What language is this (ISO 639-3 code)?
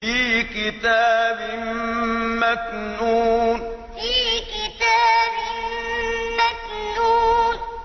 ara